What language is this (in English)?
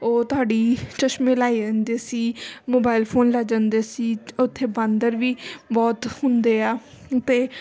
Punjabi